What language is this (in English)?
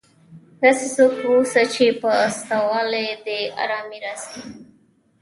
Pashto